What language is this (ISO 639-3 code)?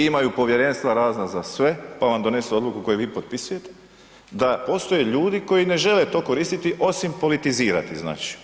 hrv